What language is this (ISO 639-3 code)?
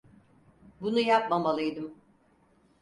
tur